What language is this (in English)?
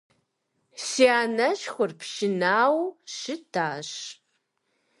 Kabardian